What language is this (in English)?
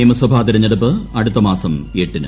Malayalam